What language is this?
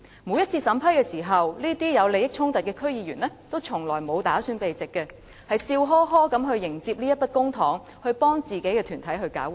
Cantonese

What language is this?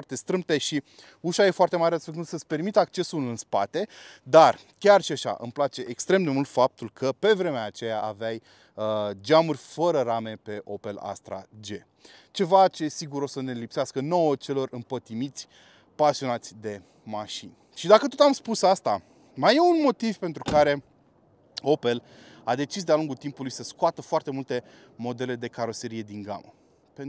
Romanian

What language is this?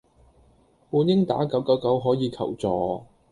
Cantonese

